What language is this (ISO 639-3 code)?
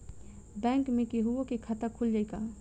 bho